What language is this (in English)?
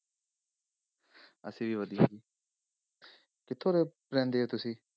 Punjabi